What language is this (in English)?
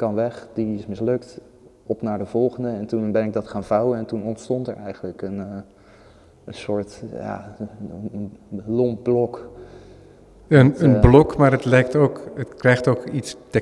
Dutch